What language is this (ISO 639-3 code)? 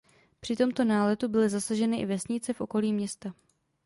ces